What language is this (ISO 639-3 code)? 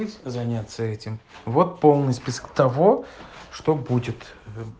rus